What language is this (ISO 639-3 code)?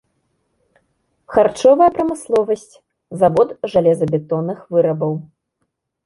bel